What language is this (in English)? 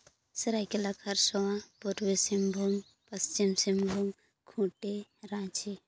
Santali